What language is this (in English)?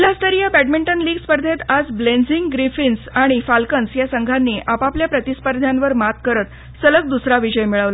Marathi